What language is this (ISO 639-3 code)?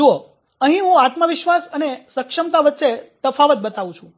guj